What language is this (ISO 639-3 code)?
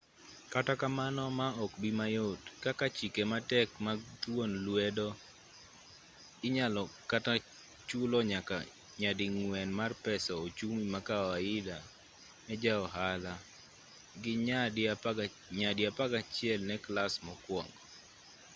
luo